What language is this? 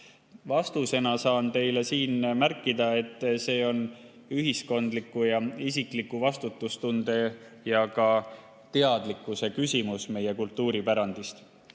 Estonian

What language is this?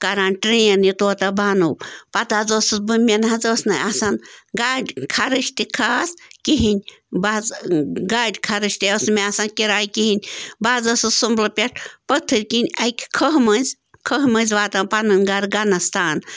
Kashmiri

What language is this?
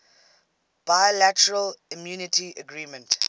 English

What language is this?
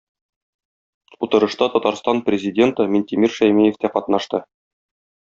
Tatar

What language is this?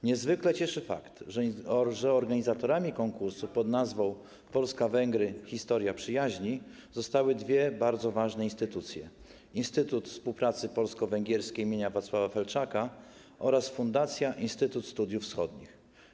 Polish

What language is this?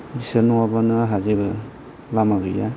Bodo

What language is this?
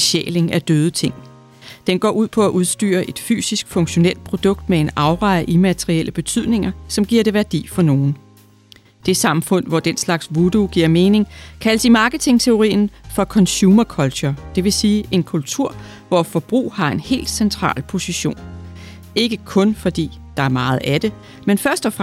Danish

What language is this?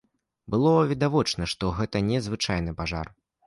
Belarusian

